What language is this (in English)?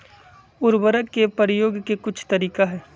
Magahi